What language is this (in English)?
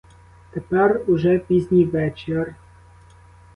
Ukrainian